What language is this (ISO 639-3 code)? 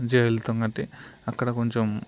tel